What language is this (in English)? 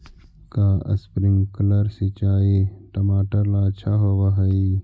Magahi